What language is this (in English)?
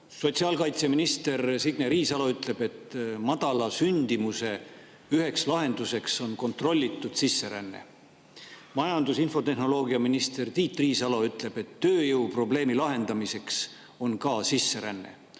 Estonian